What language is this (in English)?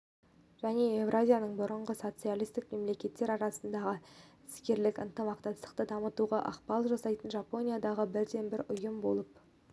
Kazakh